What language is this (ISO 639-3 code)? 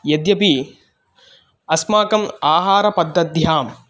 san